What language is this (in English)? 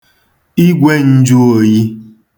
Igbo